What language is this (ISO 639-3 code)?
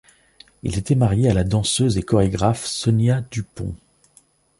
fra